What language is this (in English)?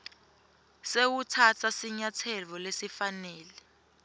Swati